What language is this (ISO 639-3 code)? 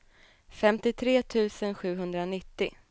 swe